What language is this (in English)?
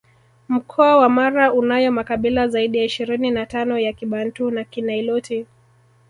Swahili